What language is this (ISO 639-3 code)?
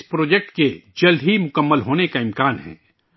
urd